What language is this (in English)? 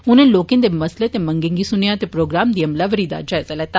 Dogri